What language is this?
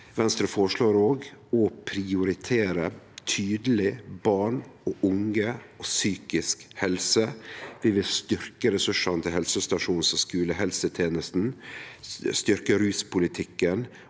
Norwegian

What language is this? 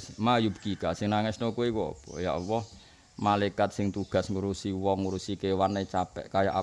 Indonesian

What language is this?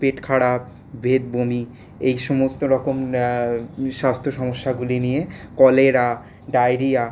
Bangla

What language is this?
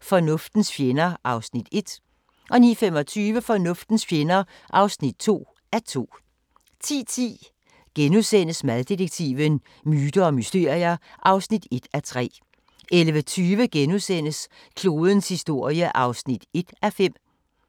Danish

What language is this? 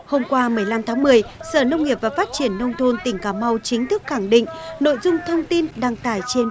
Vietnamese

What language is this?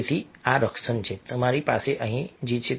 Gujarati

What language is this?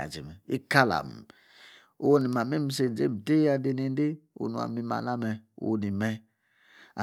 Yace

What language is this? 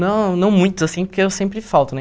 Portuguese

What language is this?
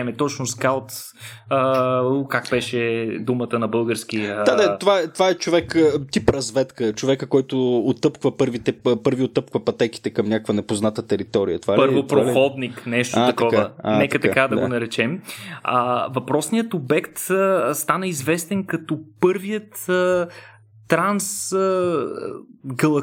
Bulgarian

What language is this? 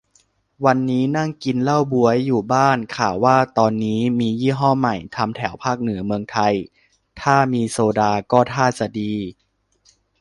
Thai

